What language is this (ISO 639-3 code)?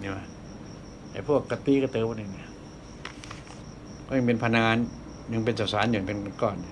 tha